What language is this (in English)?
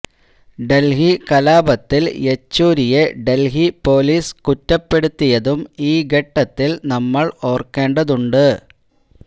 Malayalam